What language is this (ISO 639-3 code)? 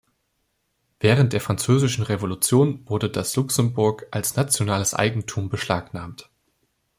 deu